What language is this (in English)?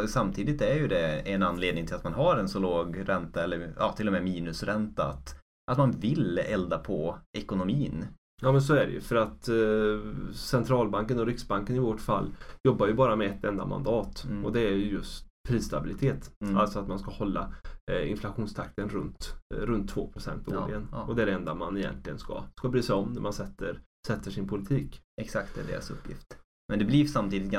Swedish